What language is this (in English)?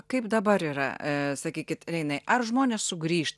Lithuanian